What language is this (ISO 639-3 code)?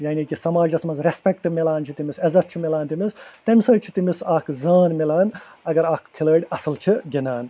kas